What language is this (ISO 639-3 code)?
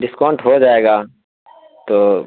urd